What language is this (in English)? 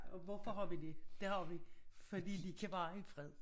Danish